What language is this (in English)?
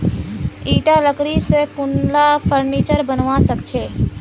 Magahi